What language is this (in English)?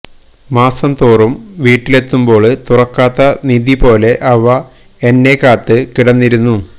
Malayalam